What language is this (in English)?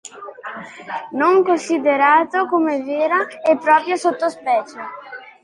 Italian